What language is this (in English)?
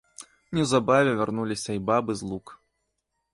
Belarusian